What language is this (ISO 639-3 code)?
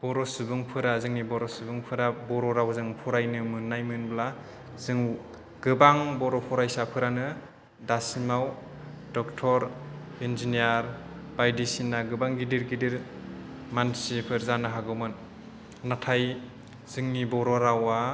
brx